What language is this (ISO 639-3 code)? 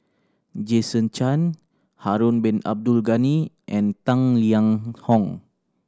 eng